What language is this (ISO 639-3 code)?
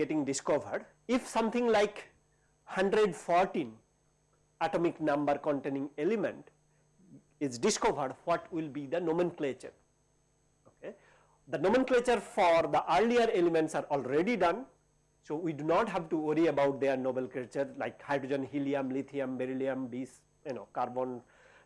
eng